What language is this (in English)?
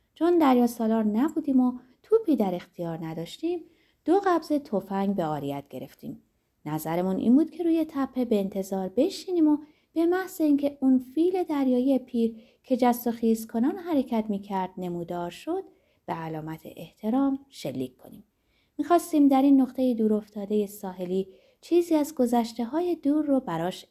Persian